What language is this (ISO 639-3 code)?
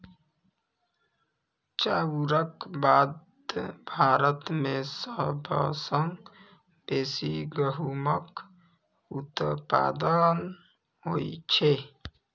mai